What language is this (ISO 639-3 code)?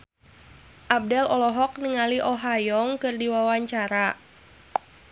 sun